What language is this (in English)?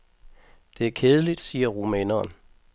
Danish